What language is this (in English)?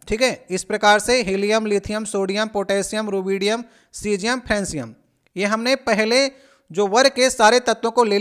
Hindi